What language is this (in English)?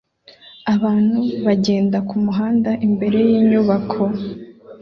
Kinyarwanda